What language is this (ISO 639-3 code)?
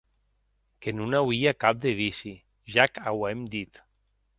oci